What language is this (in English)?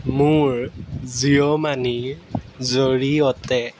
Assamese